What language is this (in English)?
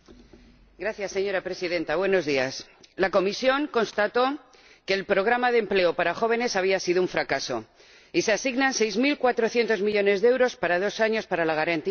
Spanish